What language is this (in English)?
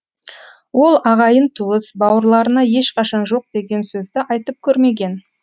Kazakh